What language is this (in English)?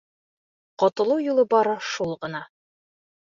Bashkir